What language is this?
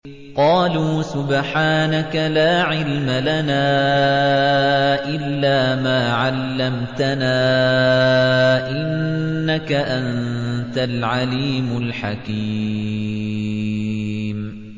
Arabic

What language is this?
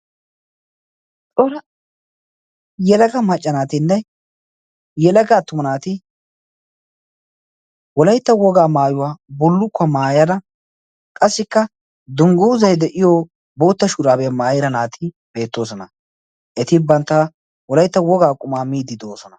Wolaytta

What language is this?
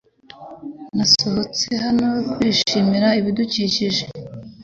Kinyarwanda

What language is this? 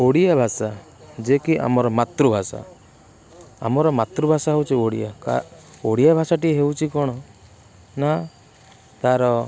Odia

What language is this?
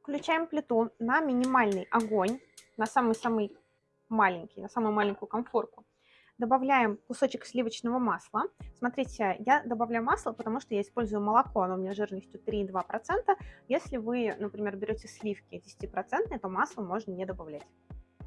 Russian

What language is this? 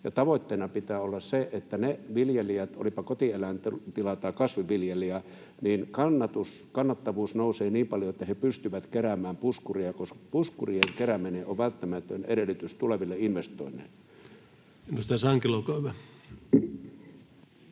Finnish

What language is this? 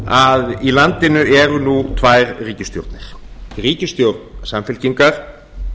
Icelandic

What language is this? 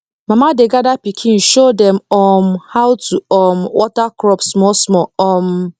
Nigerian Pidgin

